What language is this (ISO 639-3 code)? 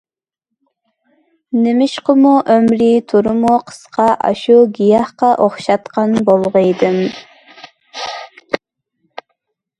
uig